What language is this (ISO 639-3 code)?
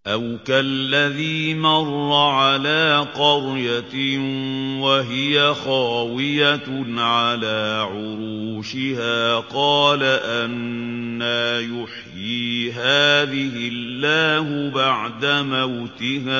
ara